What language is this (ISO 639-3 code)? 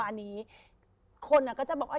tha